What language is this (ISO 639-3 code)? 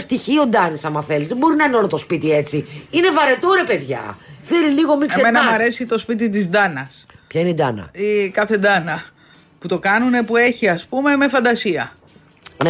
ell